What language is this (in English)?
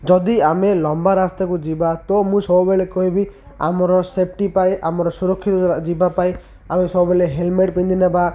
Odia